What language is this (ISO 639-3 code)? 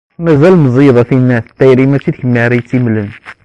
kab